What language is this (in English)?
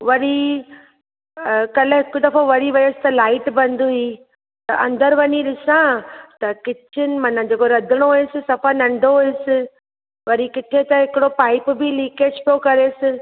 Sindhi